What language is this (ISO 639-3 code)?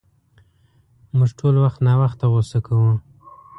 pus